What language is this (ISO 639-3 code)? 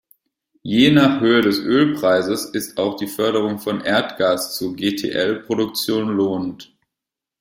deu